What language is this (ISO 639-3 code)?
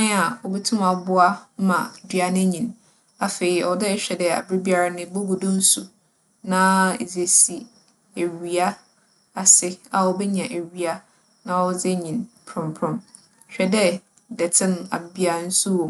aka